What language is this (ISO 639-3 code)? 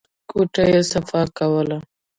pus